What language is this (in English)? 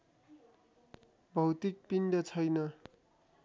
Nepali